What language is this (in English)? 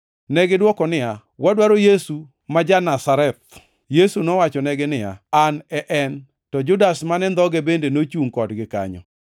Luo (Kenya and Tanzania)